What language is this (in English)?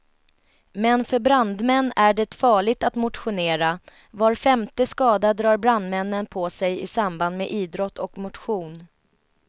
Swedish